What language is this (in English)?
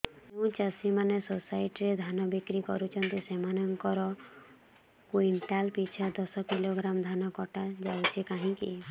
Odia